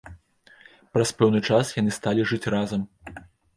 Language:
Belarusian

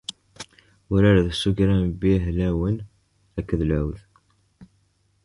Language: Kabyle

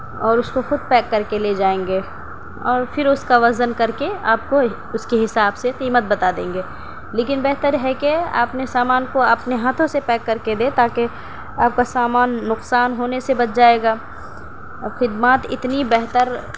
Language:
Urdu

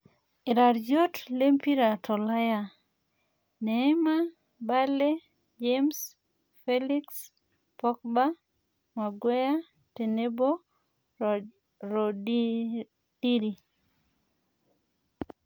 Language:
Masai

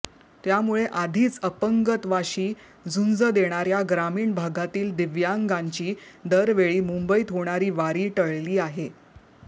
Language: Marathi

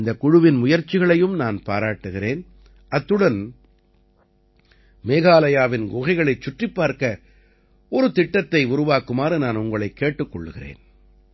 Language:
Tamil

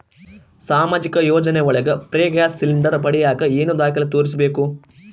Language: Kannada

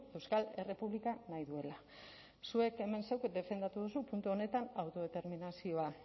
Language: Basque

